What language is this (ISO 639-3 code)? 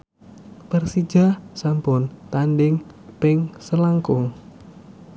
jav